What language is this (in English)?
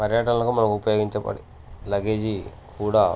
Telugu